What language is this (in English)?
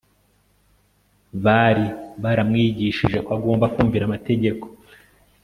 Kinyarwanda